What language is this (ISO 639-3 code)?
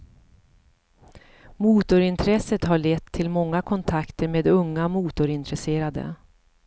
swe